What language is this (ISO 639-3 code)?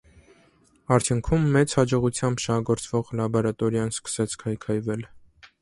hye